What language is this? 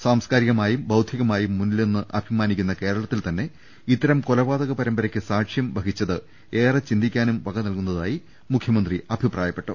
Malayalam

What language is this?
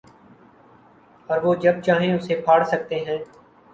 Urdu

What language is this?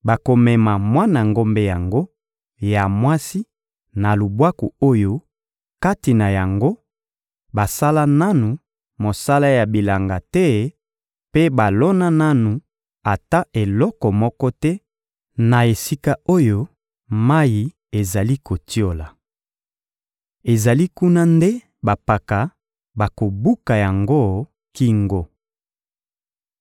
Lingala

